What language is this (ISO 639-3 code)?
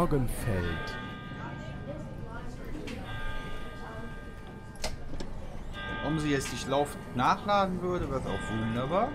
deu